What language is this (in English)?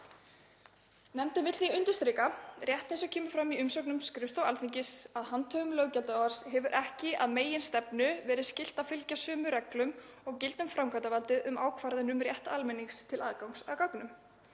Icelandic